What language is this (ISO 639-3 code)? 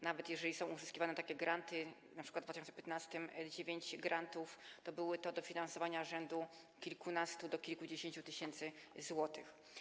pol